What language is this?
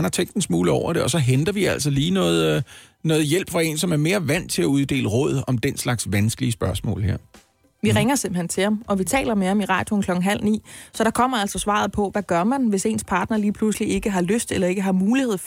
Danish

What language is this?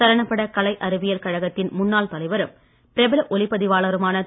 Tamil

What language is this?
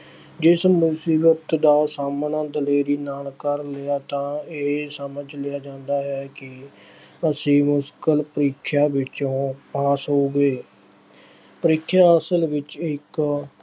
Punjabi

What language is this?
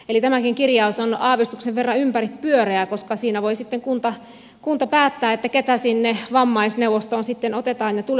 Finnish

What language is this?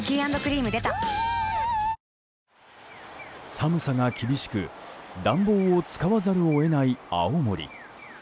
Japanese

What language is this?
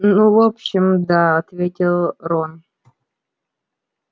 Russian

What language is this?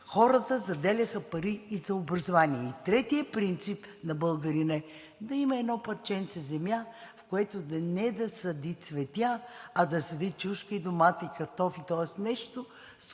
Bulgarian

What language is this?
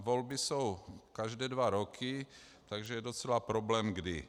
Czech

